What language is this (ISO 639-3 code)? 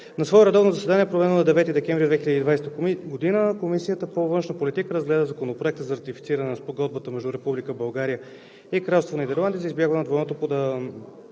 bul